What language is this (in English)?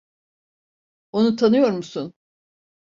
Turkish